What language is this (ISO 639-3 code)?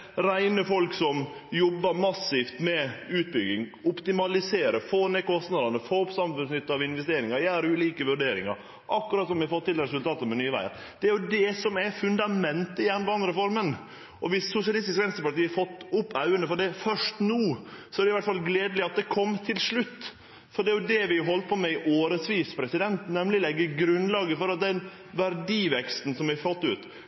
nno